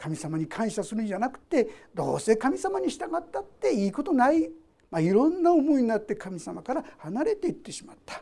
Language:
Japanese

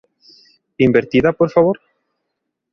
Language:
Galician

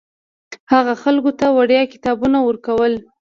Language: Pashto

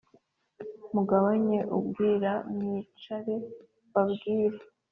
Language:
Kinyarwanda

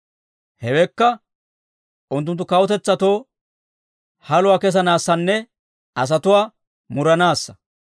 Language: Dawro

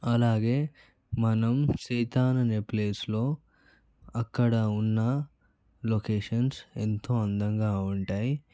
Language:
Telugu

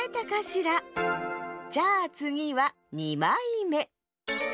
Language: Japanese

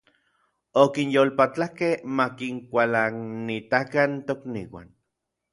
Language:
Orizaba Nahuatl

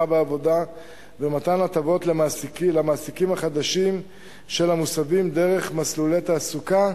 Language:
Hebrew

